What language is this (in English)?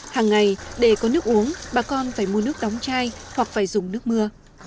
Vietnamese